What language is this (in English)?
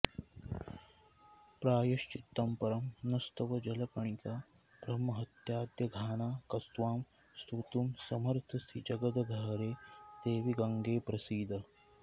Sanskrit